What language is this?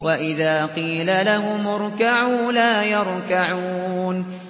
Arabic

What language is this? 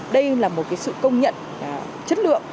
Vietnamese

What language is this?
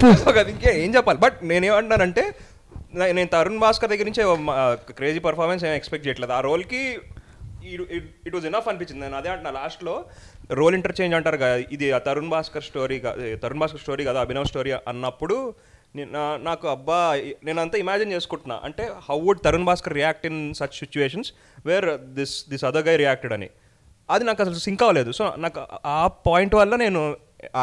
Telugu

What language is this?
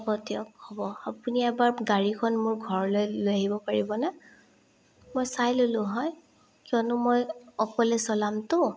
Assamese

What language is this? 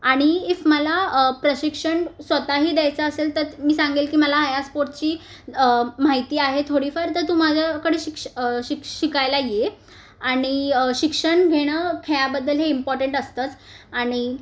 Marathi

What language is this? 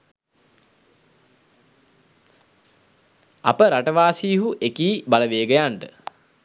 Sinhala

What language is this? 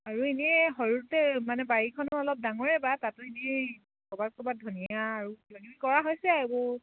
Assamese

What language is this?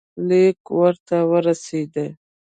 Pashto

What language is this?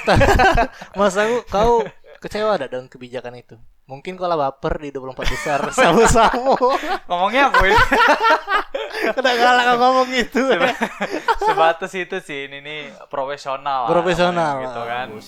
Indonesian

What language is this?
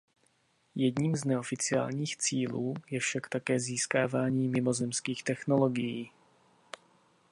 Czech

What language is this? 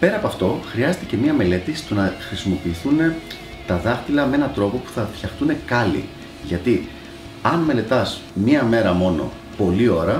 Greek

